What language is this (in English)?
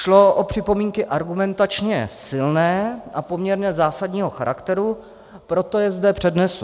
Czech